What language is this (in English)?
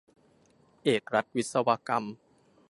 Thai